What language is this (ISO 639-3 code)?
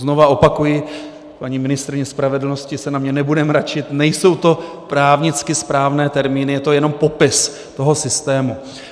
ces